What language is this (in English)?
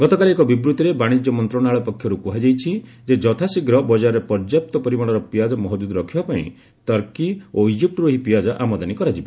Odia